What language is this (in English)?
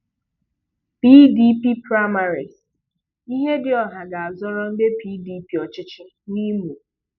Igbo